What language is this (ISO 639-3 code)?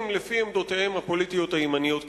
heb